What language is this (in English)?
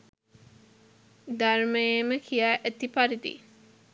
Sinhala